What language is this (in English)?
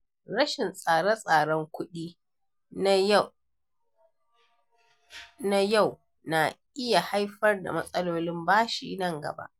Hausa